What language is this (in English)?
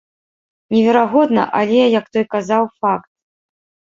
Belarusian